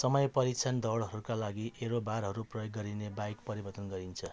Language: Nepali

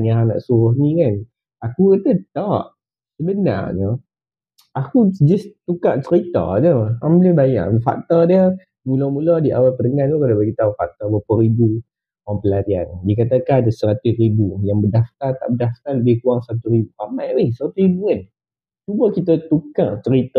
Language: Malay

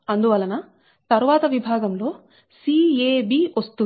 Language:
Telugu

